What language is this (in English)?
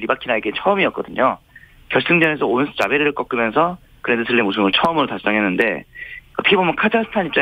Korean